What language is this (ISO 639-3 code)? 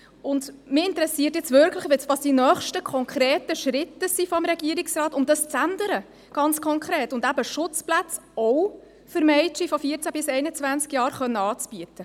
gsw